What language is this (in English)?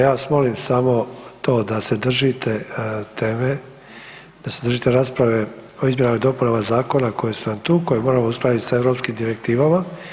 Croatian